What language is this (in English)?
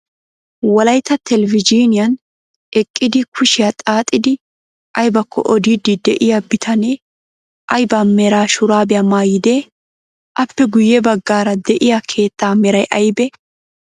Wolaytta